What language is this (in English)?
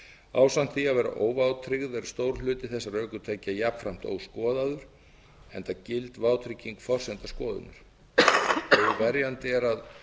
Icelandic